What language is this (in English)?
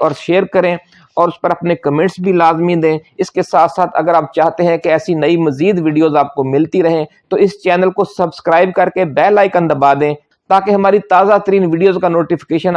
Urdu